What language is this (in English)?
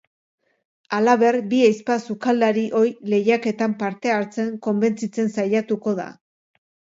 Basque